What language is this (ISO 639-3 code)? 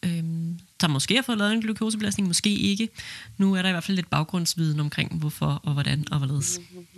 dan